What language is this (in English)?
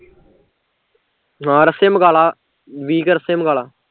Punjabi